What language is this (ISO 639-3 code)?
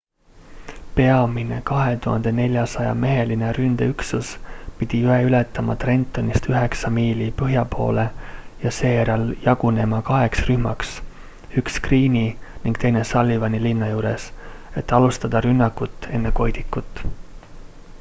est